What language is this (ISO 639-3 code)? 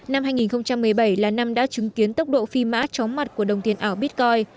vie